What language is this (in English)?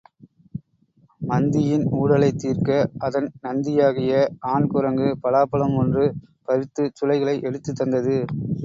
Tamil